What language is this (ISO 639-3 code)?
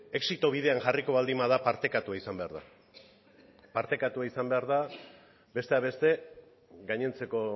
eus